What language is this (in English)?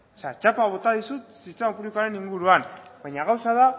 Basque